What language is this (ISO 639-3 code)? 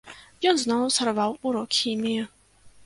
bel